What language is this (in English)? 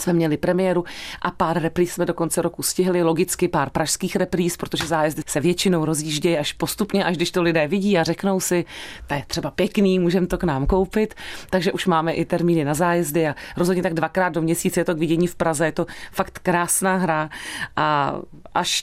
Czech